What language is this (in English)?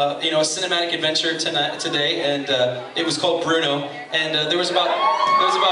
English